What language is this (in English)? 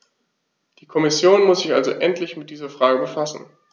German